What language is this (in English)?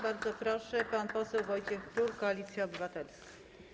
Polish